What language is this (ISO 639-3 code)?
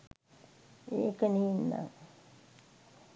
sin